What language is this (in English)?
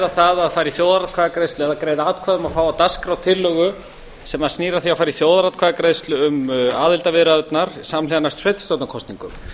Icelandic